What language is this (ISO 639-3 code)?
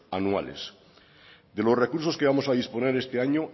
spa